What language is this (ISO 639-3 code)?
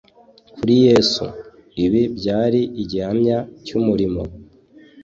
kin